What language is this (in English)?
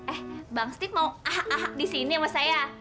Indonesian